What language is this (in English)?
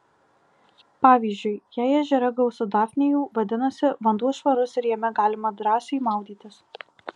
Lithuanian